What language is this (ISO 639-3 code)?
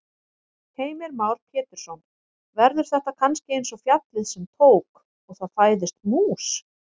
isl